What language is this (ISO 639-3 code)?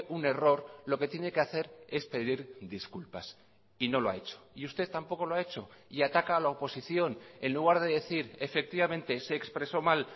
spa